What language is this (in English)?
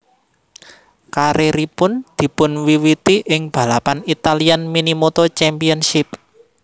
Javanese